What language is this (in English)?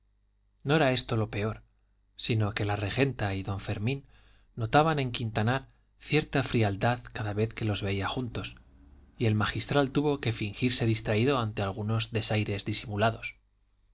Spanish